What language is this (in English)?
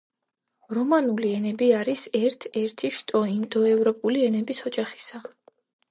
Georgian